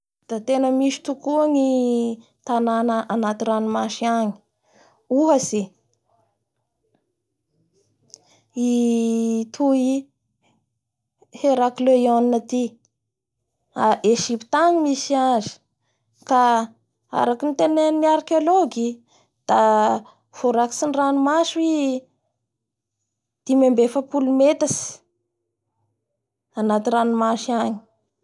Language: Bara Malagasy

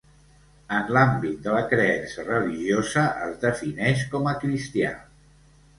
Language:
Catalan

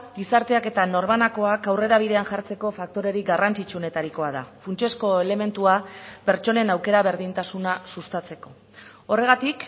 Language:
Basque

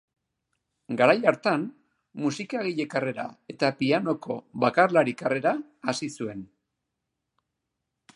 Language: Basque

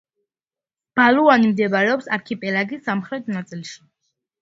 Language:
Georgian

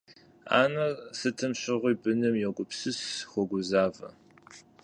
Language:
Kabardian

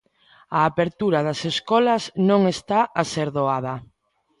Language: Galician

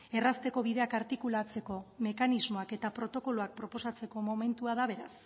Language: Basque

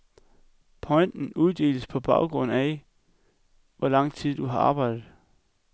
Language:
Danish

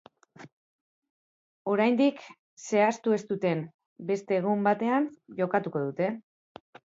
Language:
Basque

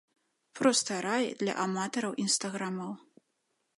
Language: Belarusian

